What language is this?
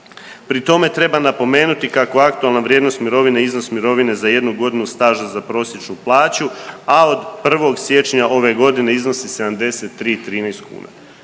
Croatian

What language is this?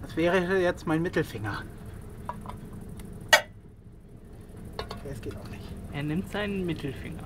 German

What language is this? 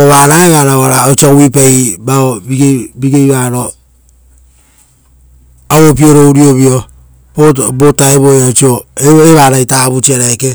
Rotokas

